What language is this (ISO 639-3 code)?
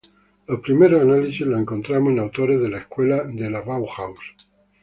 spa